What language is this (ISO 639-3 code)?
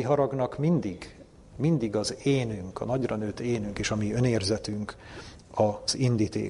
hun